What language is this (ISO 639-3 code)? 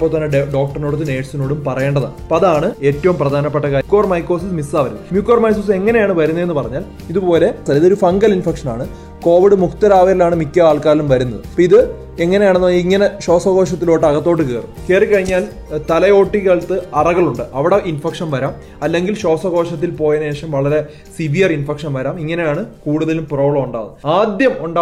mal